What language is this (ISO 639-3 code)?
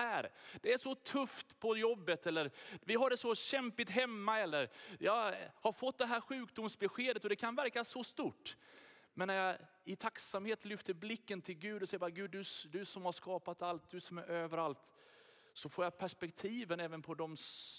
swe